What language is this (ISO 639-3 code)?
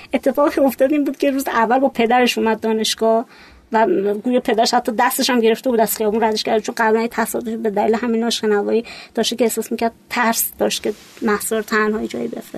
fas